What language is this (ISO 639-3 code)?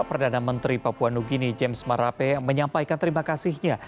ind